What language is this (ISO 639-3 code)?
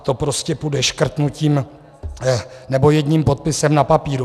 ces